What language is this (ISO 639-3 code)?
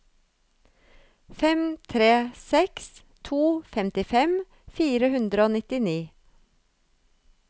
nor